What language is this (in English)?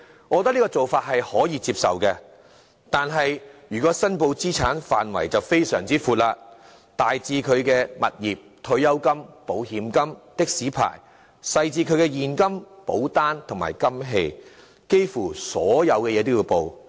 Cantonese